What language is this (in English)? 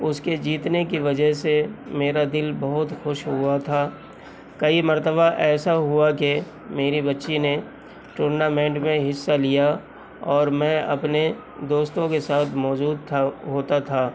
Urdu